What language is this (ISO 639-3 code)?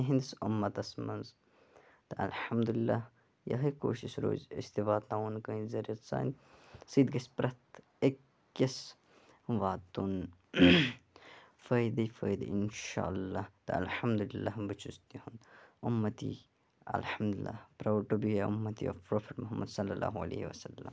kas